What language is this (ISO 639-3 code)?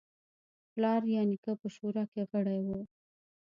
pus